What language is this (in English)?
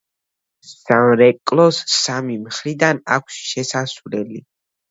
Georgian